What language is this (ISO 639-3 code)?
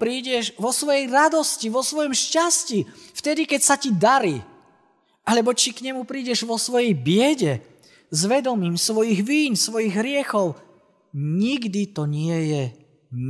slk